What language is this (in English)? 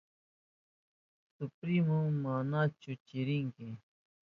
Southern Pastaza Quechua